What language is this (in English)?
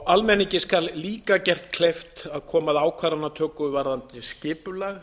Icelandic